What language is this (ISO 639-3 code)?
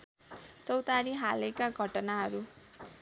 nep